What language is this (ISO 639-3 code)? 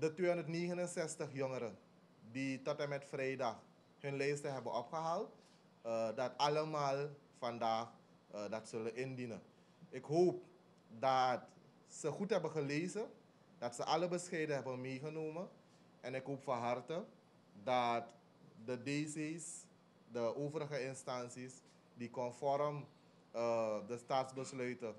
nld